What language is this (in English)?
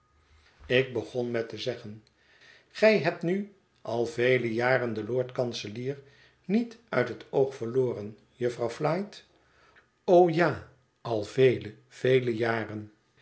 Dutch